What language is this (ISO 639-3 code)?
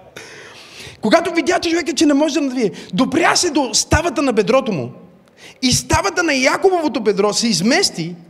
bul